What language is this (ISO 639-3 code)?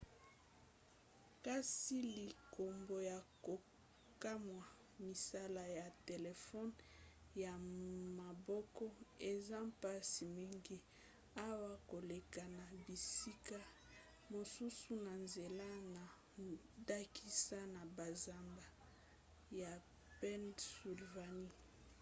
lin